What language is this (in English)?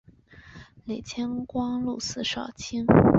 Chinese